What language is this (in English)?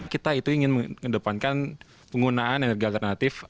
Indonesian